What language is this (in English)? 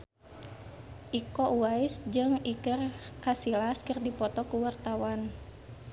Sundanese